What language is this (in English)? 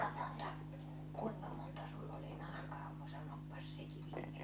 Finnish